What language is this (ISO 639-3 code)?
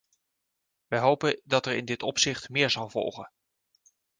nld